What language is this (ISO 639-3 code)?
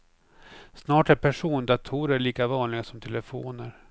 swe